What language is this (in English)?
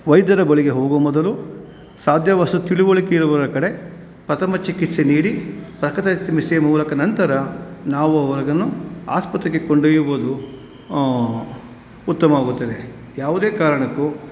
Kannada